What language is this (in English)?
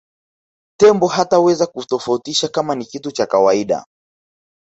Swahili